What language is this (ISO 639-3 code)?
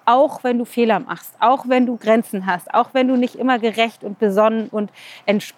deu